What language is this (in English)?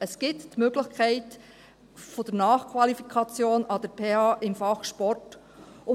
Swiss German